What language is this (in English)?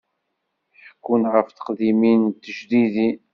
Kabyle